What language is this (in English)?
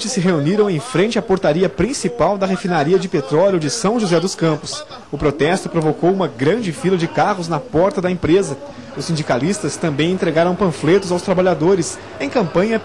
Portuguese